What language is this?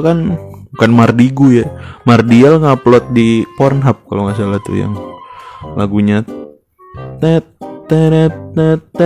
Indonesian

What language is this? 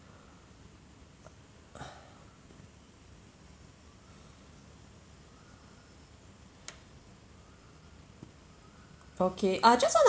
English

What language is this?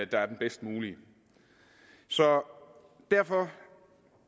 Danish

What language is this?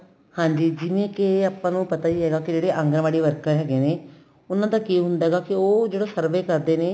Punjabi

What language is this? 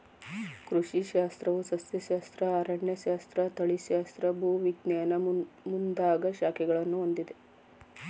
Kannada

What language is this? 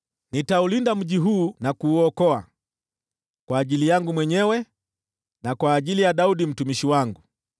Swahili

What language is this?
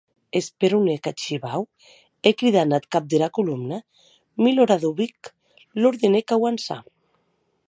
Occitan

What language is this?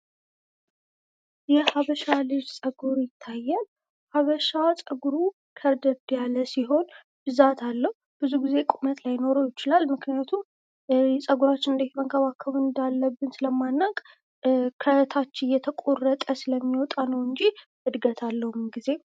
Amharic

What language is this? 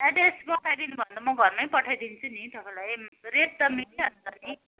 Nepali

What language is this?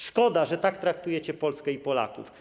Polish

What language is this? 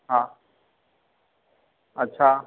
Sindhi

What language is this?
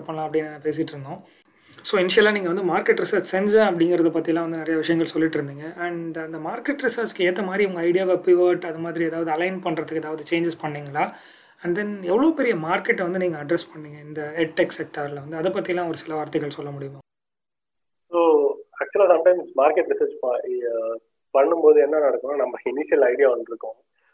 Tamil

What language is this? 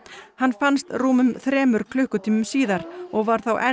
Icelandic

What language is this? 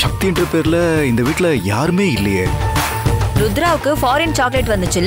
Tamil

